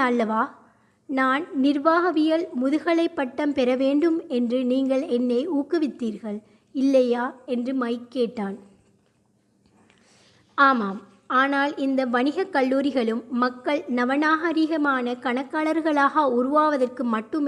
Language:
Tamil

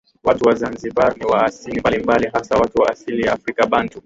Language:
Swahili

